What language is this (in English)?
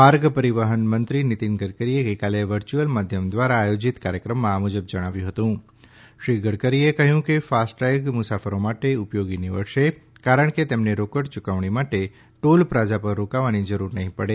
Gujarati